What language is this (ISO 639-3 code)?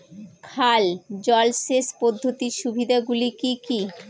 ben